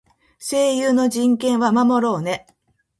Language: Japanese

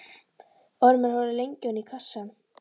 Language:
Icelandic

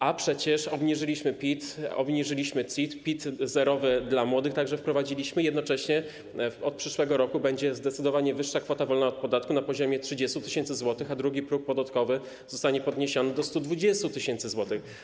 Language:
Polish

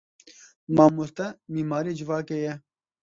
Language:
Kurdish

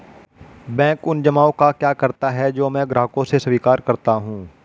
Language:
Hindi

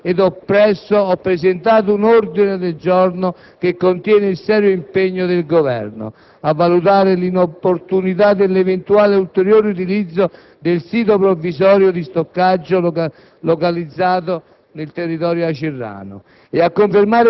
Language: Italian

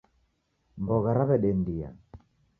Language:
Taita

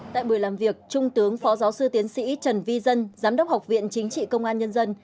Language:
Vietnamese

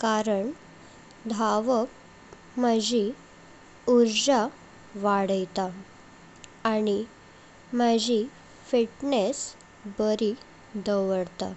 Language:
Konkani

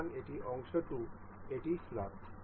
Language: Bangla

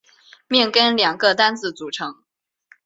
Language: Chinese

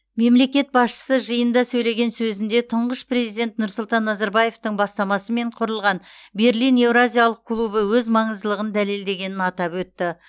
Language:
Kazakh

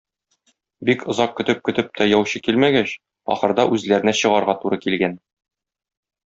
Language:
Tatar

